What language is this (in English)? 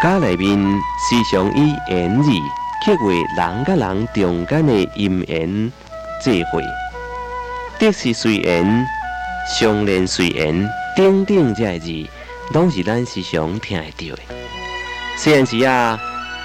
Chinese